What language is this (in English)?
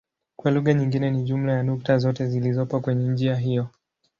Swahili